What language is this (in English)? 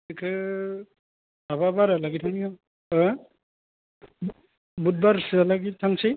Bodo